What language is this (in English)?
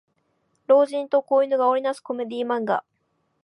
Japanese